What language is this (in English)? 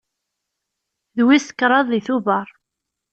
Kabyle